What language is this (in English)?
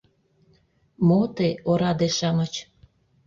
Mari